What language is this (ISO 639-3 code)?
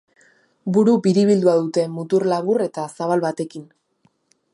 eus